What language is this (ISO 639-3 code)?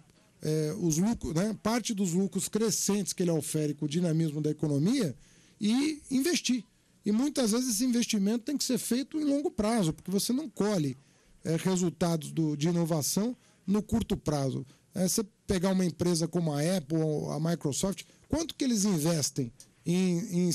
por